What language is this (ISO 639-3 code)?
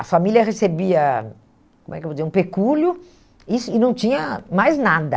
por